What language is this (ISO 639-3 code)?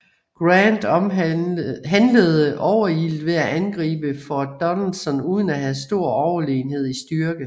dan